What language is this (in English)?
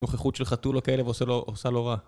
Hebrew